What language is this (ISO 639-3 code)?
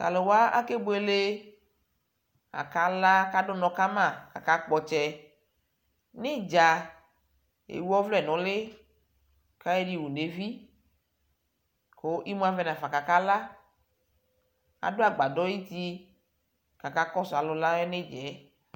kpo